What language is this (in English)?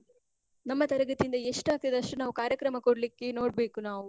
Kannada